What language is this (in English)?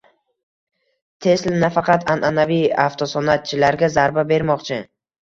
Uzbek